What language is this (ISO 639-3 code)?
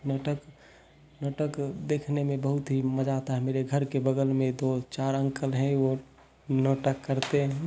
hin